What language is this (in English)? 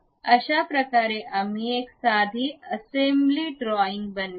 Marathi